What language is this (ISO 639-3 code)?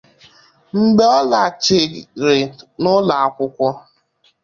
ibo